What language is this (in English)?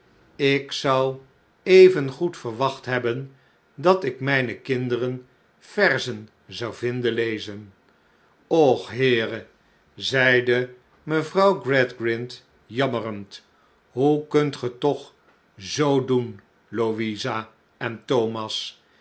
Dutch